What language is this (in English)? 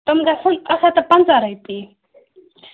Kashmiri